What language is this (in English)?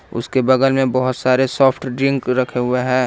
Hindi